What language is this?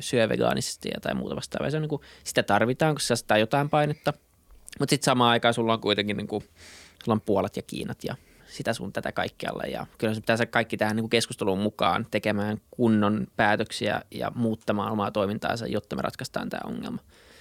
Finnish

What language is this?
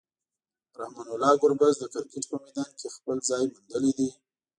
Pashto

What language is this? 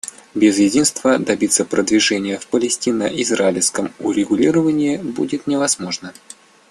Russian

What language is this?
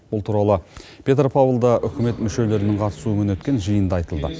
Kazakh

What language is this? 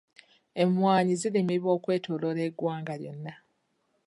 Ganda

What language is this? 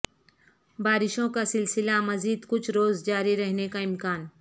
Urdu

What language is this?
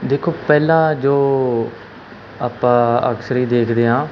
Punjabi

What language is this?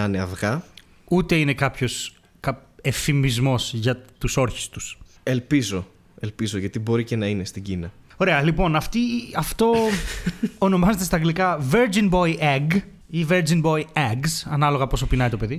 Greek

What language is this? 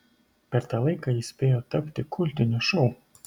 Lithuanian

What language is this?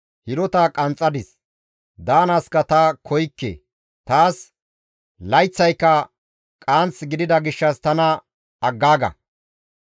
Gamo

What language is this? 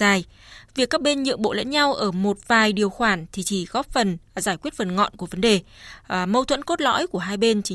Vietnamese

